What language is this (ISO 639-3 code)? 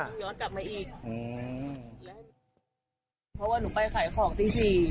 tha